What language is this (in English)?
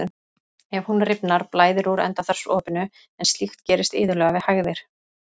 Icelandic